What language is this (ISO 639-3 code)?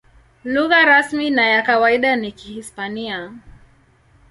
swa